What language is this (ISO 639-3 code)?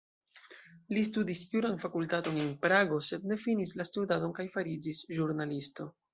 epo